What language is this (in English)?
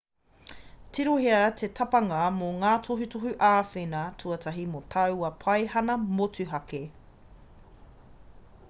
Māori